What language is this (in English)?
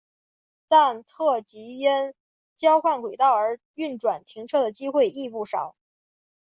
Chinese